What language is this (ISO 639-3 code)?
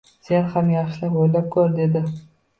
uzb